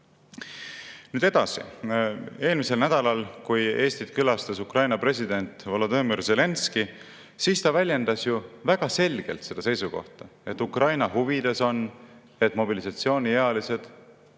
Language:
Estonian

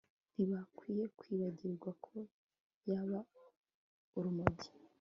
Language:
Kinyarwanda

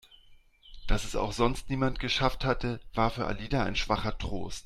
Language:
German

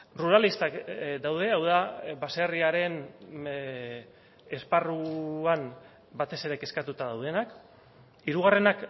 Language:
Basque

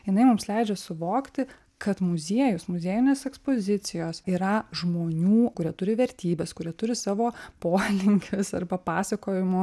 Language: Lithuanian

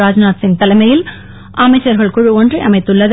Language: Tamil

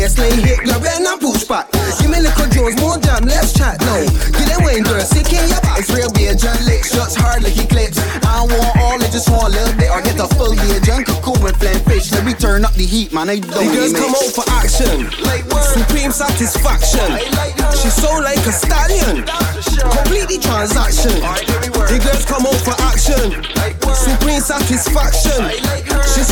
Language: English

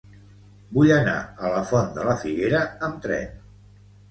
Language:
Catalan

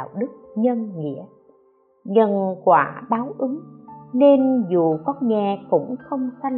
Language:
Vietnamese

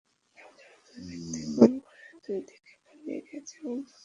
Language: Bangla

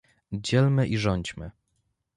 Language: Polish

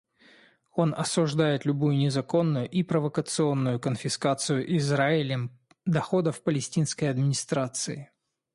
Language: Russian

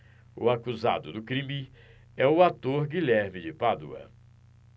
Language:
Portuguese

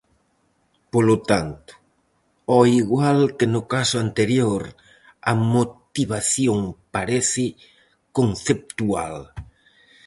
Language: Galician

